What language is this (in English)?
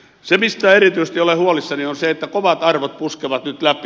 Finnish